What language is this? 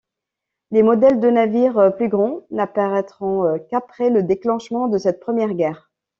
French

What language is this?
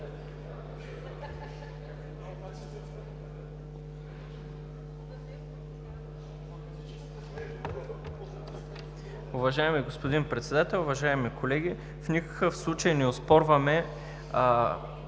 Bulgarian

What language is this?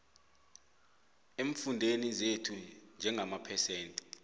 South Ndebele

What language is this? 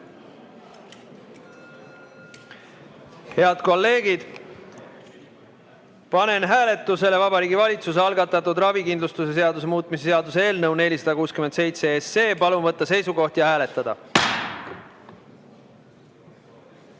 Estonian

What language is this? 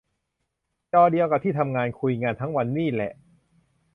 Thai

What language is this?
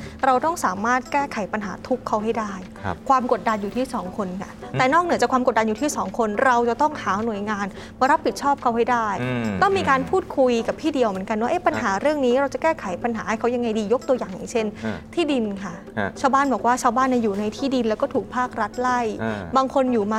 Thai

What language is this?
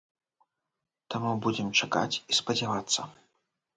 Belarusian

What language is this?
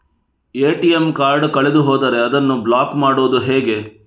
Kannada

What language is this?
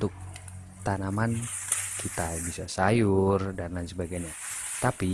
Indonesian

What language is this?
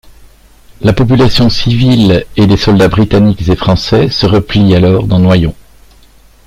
French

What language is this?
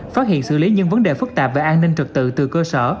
Vietnamese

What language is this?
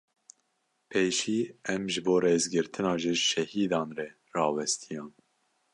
Kurdish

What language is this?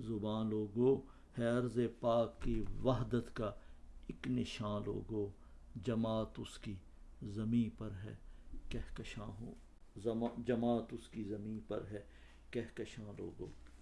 Urdu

